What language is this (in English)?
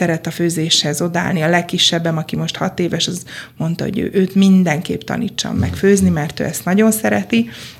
Hungarian